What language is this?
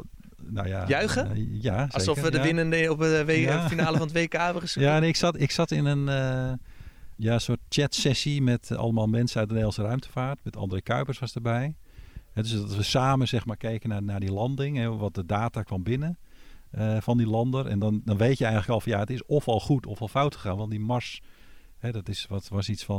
Dutch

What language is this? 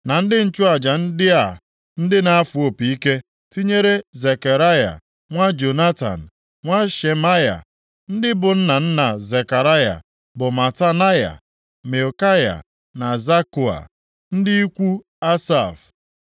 Igbo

